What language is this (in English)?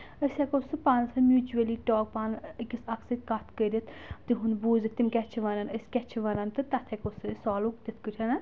Kashmiri